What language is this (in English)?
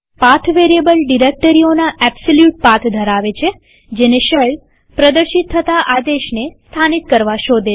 Gujarati